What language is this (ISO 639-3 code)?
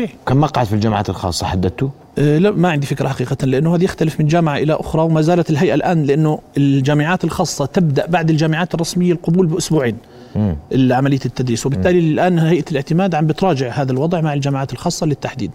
ara